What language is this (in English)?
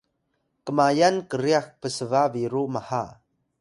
Atayal